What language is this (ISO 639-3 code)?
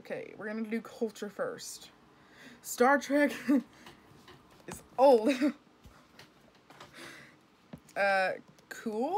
eng